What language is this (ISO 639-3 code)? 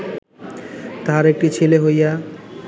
ben